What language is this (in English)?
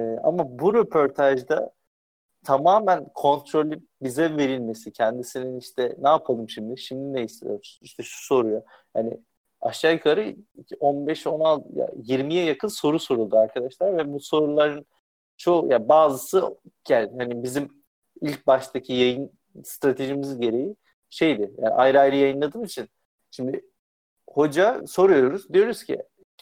Turkish